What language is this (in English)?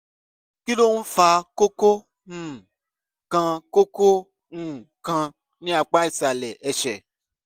Yoruba